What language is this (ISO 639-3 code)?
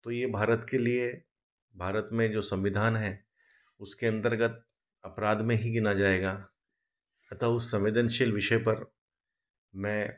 hin